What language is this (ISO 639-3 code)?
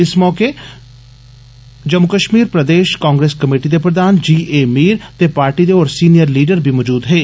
doi